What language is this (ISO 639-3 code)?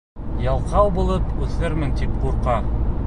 bak